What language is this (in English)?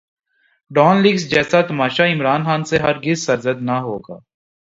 Urdu